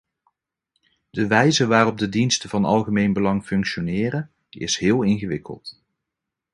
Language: Dutch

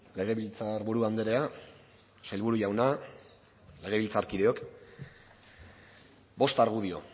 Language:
Basque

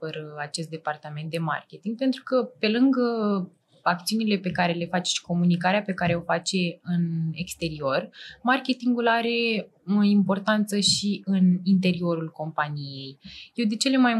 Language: Romanian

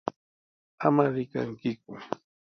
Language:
Sihuas Ancash Quechua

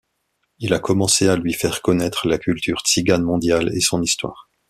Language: French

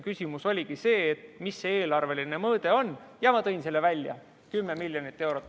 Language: Estonian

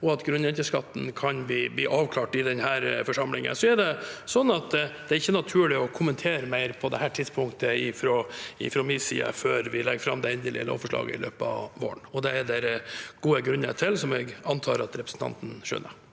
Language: Norwegian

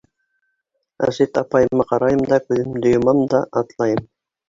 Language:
Bashkir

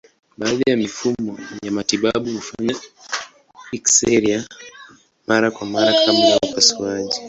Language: Swahili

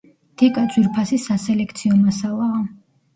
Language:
Georgian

